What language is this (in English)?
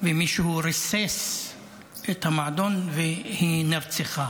Hebrew